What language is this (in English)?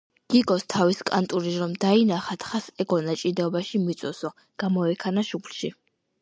Georgian